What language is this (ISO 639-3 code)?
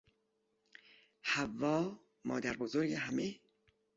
fas